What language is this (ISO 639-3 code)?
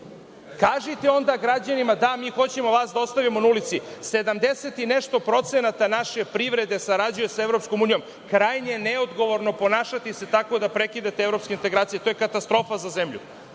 srp